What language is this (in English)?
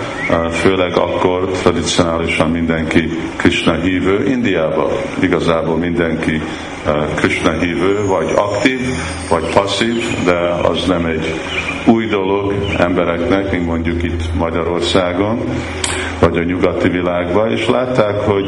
Hungarian